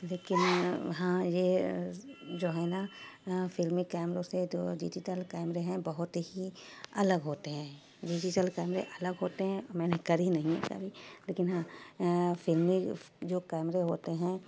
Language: Urdu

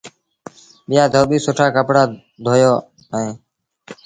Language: Sindhi Bhil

